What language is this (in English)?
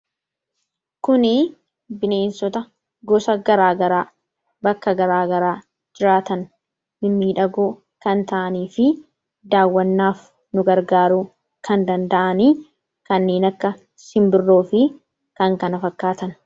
Oromo